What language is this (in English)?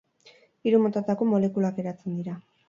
Basque